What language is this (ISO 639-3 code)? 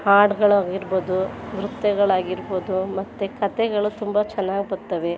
kan